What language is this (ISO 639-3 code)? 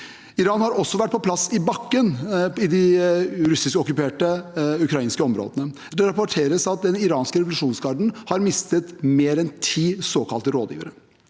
nor